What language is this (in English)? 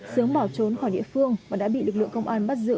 Vietnamese